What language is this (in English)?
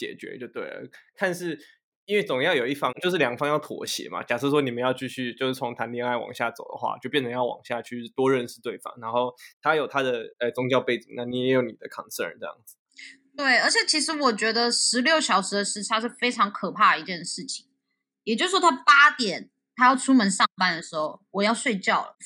Chinese